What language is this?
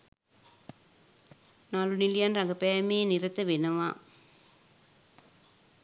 Sinhala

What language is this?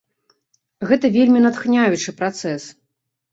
Belarusian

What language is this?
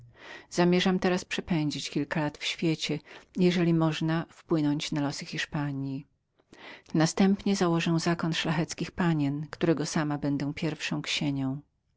Polish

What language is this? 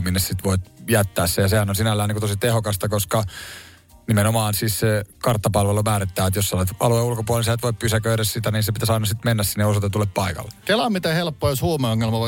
Finnish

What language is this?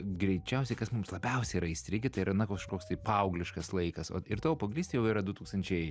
Lithuanian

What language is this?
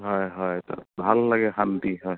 Assamese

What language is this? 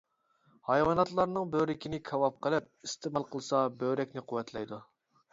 Uyghur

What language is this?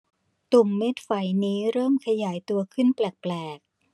Thai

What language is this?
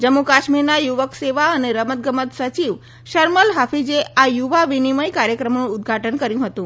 Gujarati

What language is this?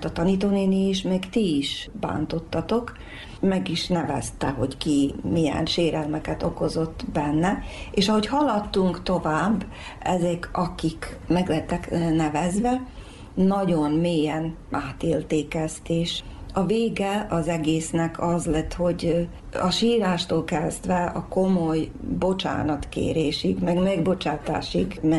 Hungarian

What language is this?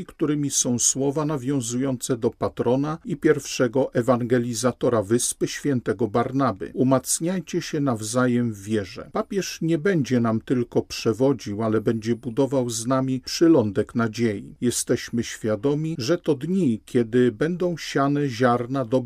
Polish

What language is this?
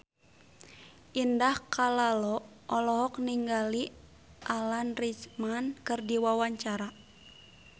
Sundanese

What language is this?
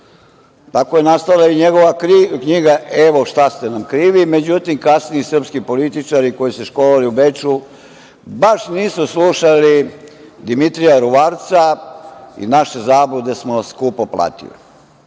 Serbian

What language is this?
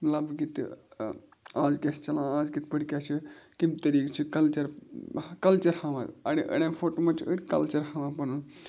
Kashmiri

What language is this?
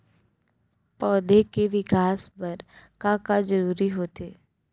Chhattisgarhi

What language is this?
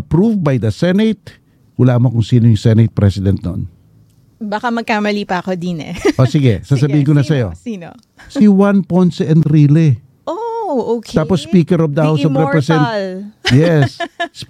Filipino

